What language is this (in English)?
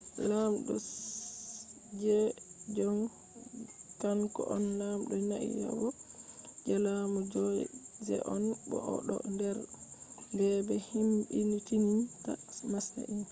Fula